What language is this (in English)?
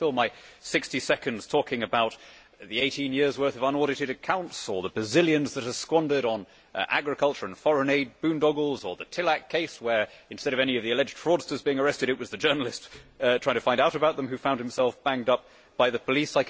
English